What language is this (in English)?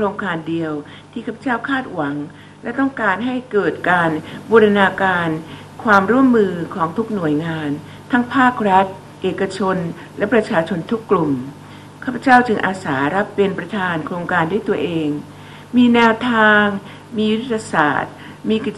Thai